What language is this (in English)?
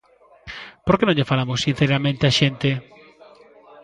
Galician